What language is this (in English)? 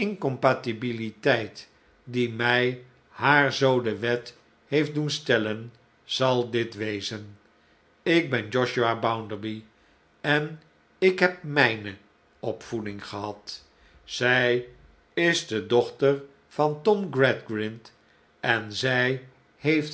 Dutch